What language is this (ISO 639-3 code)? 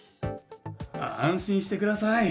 jpn